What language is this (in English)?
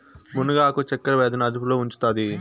Telugu